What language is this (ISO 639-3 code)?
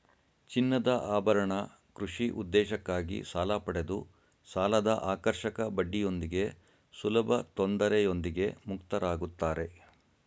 kan